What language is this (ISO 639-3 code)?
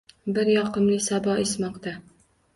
uzb